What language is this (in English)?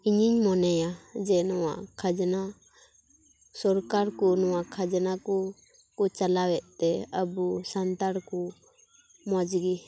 Santali